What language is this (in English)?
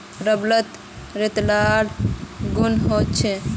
Magahi